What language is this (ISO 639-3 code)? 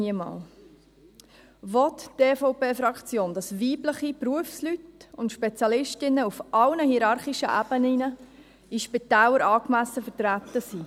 gsw